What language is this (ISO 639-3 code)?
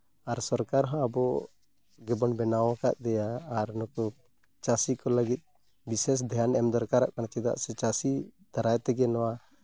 sat